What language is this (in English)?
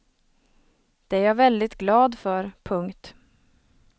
Swedish